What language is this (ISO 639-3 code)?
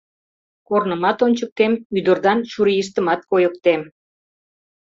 chm